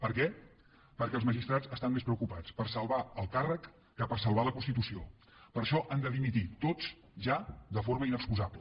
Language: Catalan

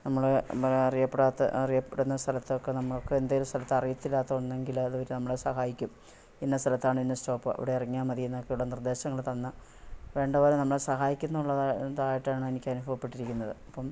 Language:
Malayalam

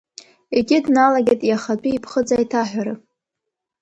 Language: Abkhazian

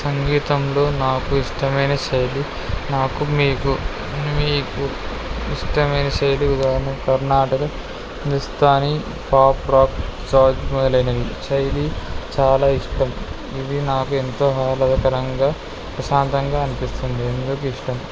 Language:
Telugu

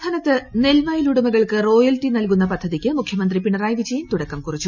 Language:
Malayalam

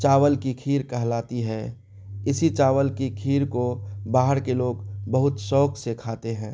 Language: Urdu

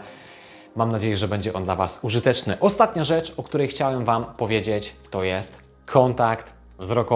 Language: Polish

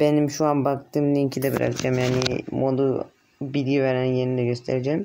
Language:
Turkish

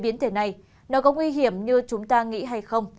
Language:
Vietnamese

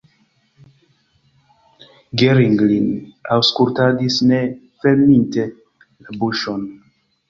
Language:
Esperanto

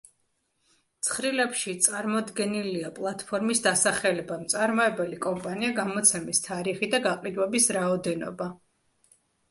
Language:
Georgian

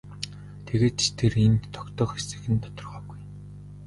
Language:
Mongolian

